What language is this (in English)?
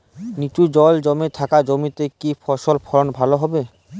Bangla